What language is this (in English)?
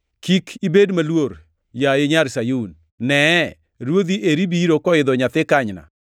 Luo (Kenya and Tanzania)